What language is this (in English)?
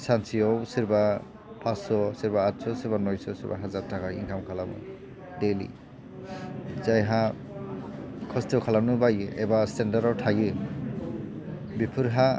Bodo